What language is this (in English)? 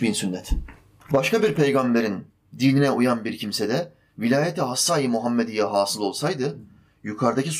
Turkish